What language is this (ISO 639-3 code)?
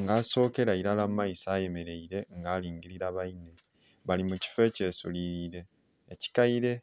xog